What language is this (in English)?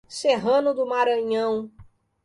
Portuguese